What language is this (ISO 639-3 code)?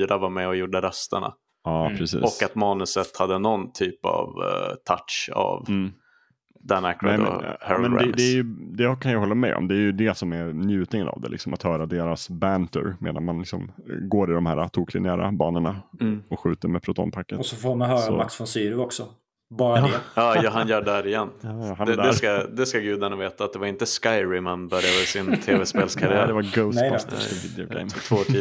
swe